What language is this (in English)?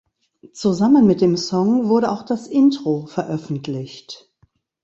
German